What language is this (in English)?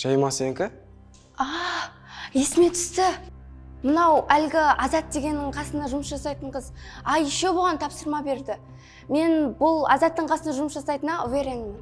Kazakh